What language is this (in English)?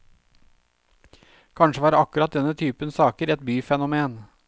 Norwegian